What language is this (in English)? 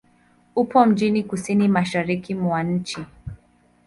Swahili